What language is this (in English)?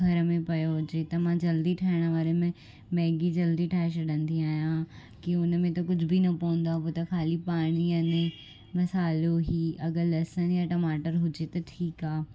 Sindhi